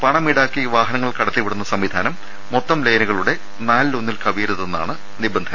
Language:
Malayalam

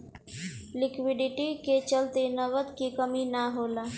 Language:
Bhojpuri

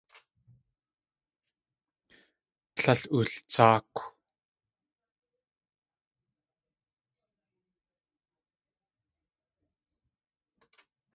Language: Tlingit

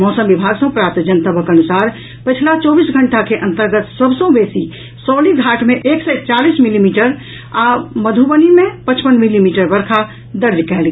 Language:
Maithili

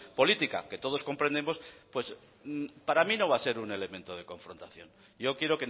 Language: Spanish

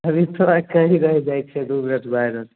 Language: Maithili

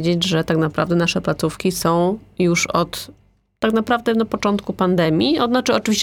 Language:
Polish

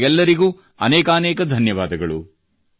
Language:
Kannada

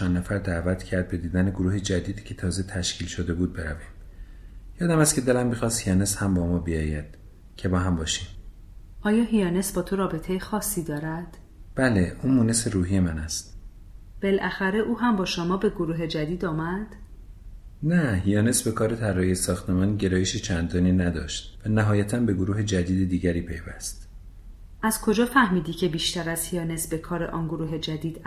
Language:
Persian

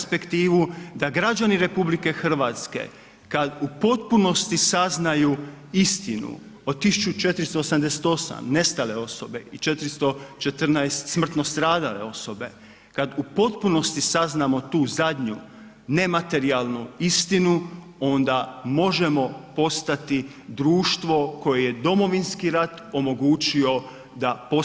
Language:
Croatian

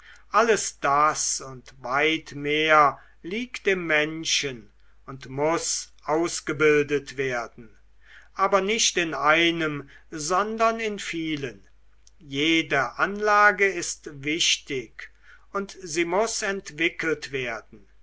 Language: German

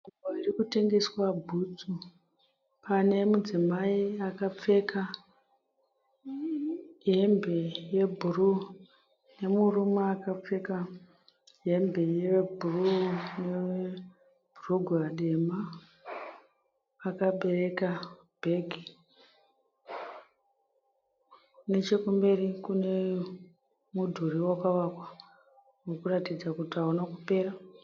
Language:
Shona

